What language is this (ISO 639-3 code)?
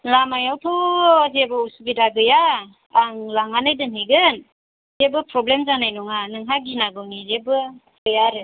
brx